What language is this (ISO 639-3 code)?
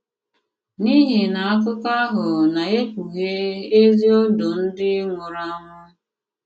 ibo